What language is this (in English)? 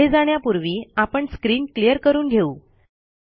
Marathi